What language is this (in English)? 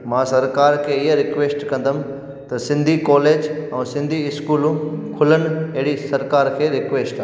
Sindhi